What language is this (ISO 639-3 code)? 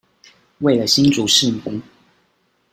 zho